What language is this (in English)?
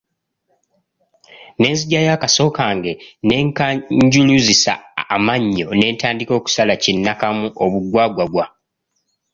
Ganda